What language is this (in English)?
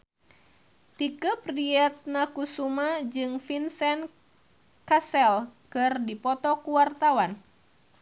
Sundanese